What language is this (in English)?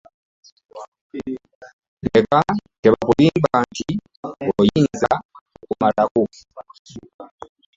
Ganda